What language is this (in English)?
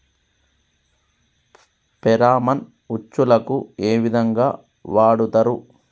Telugu